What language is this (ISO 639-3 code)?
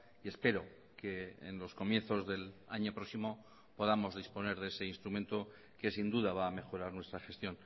spa